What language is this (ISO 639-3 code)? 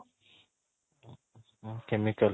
ori